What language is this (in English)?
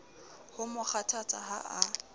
Southern Sotho